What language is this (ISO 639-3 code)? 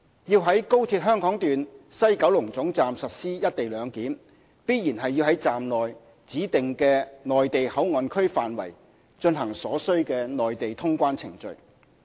yue